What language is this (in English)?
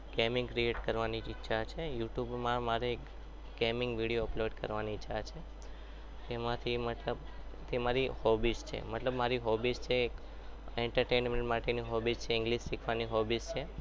Gujarati